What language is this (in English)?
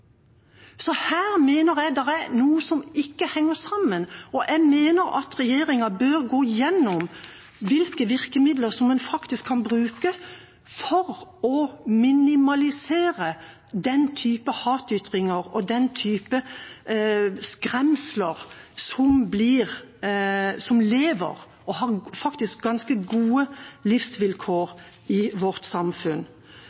Norwegian Bokmål